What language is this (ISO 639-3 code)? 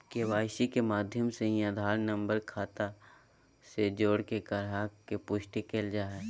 mag